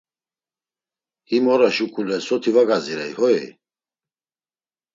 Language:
Laz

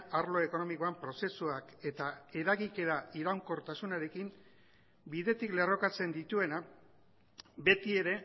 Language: Basque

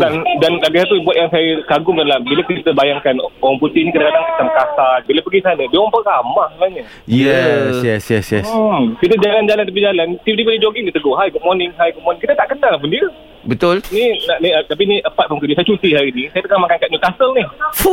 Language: Malay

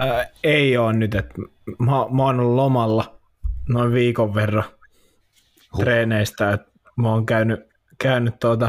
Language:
Finnish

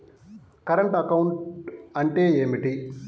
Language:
Telugu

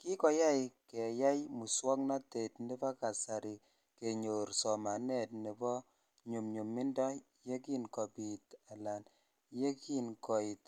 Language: Kalenjin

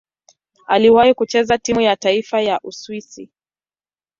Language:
Swahili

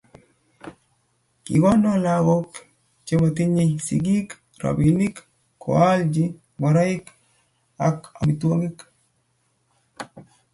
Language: Kalenjin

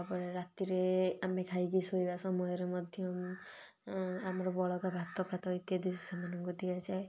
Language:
Odia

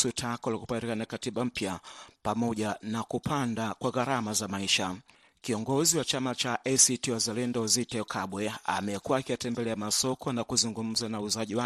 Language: Swahili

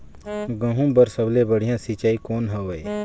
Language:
Chhattisgarhi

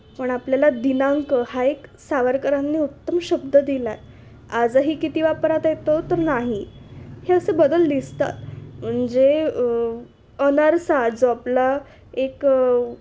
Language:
Marathi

